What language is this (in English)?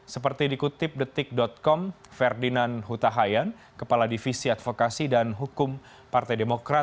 Indonesian